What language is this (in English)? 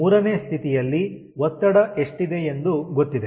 Kannada